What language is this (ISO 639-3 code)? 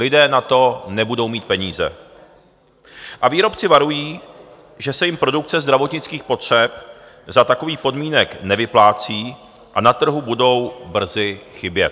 ces